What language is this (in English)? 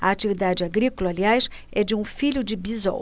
Portuguese